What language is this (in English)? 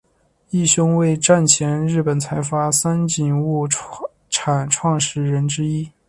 Chinese